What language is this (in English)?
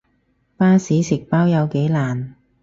Cantonese